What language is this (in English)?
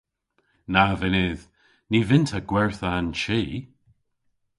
Cornish